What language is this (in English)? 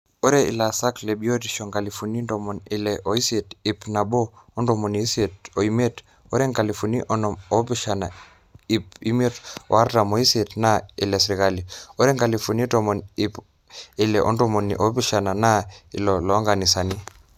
Masai